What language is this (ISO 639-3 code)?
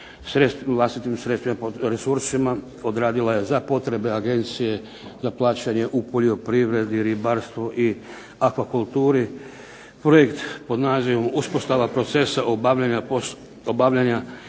hrv